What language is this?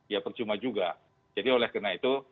Indonesian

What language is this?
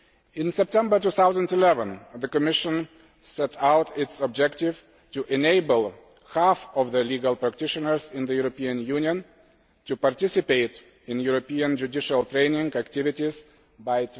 English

